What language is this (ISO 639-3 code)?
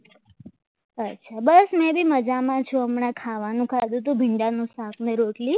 guj